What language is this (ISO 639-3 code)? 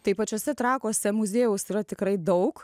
lit